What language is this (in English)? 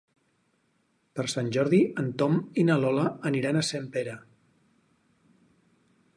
Catalan